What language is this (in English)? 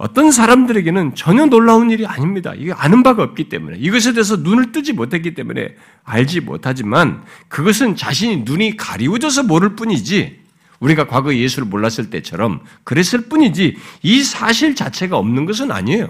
Korean